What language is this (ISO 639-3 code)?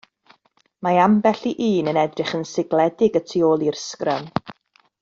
cym